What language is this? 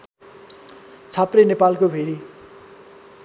Nepali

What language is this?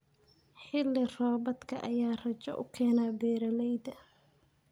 Somali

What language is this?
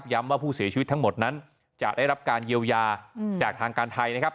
Thai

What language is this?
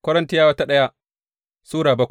Hausa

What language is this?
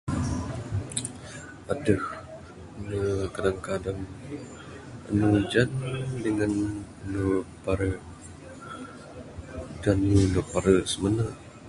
Bukar-Sadung Bidayuh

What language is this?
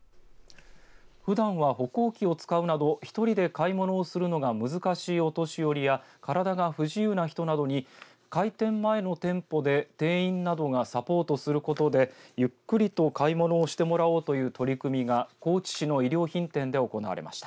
Japanese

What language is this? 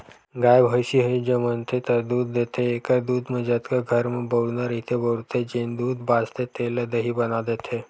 Chhattisgarhi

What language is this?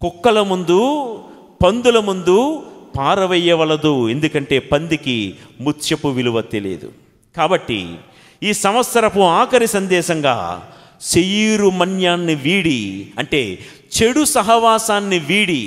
Telugu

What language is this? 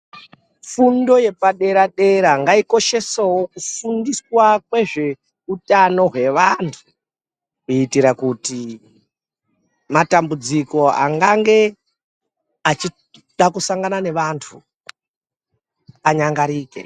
Ndau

